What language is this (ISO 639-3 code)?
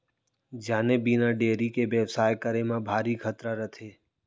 hne